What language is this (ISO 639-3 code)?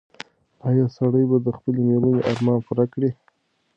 pus